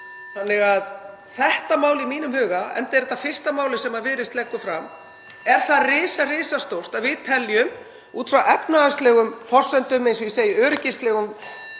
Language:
Icelandic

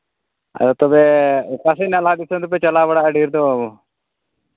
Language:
Santali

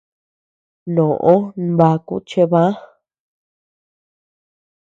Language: Tepeuxila Cuicatec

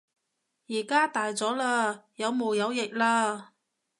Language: Cantonese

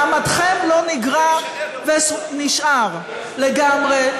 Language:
Hebrew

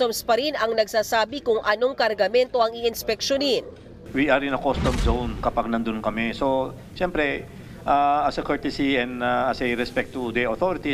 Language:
Filipino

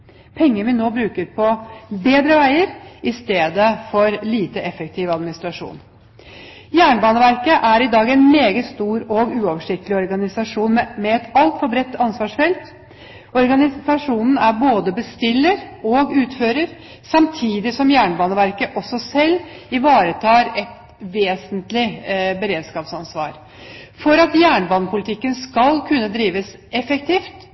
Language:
Norwegian Bokmål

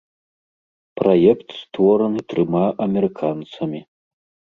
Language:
Belarusian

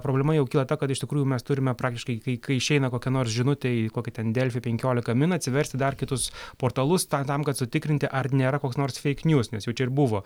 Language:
Lithuanian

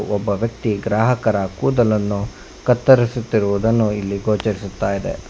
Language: Kannada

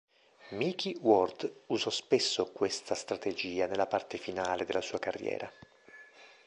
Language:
Italian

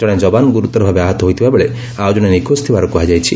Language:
Odia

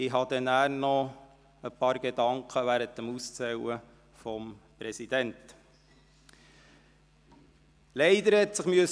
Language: Swiss German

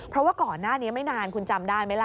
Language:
Thai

